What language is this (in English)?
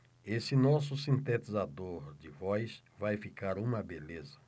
Portuguese